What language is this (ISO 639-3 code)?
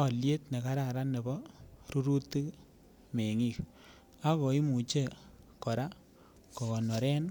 kln